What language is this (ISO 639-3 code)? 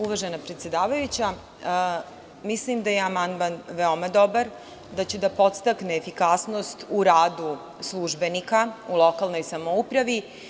srp